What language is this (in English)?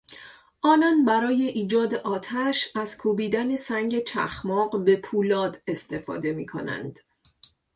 Persian